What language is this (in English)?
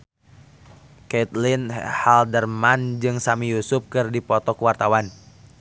Sundanese